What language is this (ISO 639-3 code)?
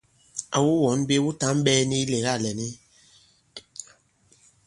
abb